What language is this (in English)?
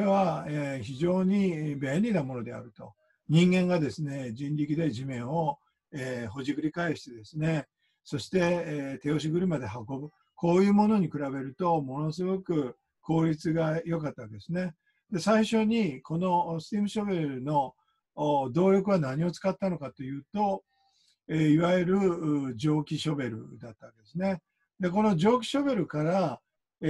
Japanese